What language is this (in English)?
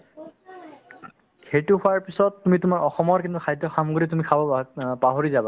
Assamese